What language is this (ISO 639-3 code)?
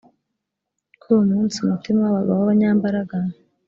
kin